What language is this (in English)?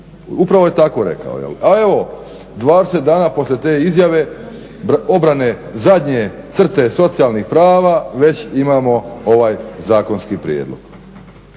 Croatian